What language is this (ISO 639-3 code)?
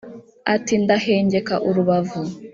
kin